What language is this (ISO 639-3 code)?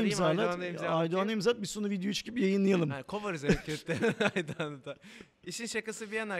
tur